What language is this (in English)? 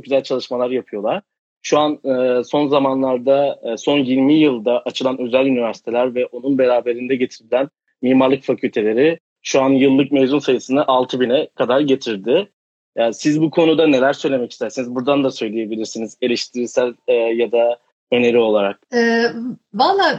Turkish